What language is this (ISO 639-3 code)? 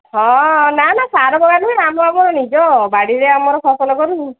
ori